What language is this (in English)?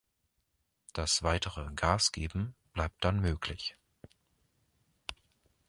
German